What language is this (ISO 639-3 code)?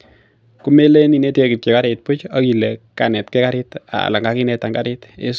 kln